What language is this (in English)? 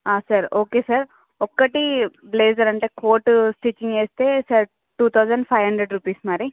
Telugu